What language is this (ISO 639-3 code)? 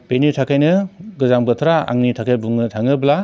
brx